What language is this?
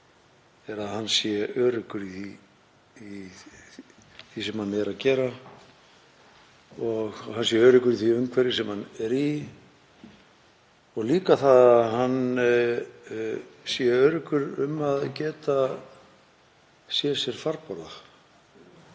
Icelandic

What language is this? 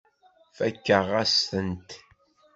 Kabyle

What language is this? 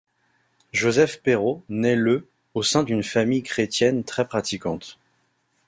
French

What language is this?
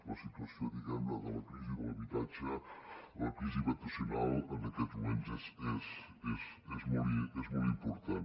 Catalan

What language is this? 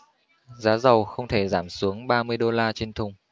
Vietnamese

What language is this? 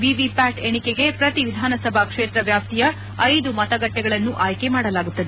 Kannada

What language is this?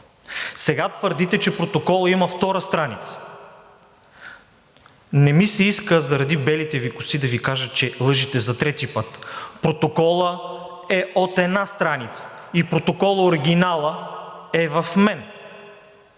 Bulgarian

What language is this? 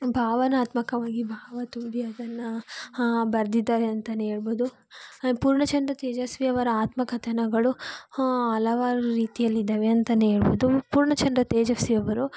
Kannada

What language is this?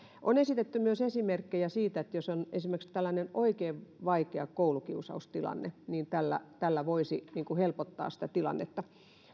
Finnish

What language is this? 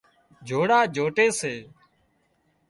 Wadiyara Koli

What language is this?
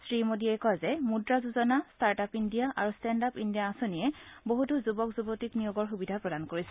Assamese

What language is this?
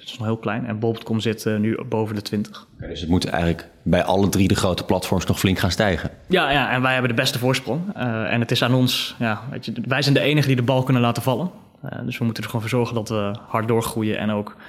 Dutch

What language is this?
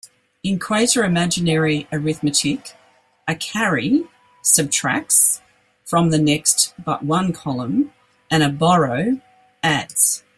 English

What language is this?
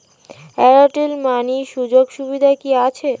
Bangla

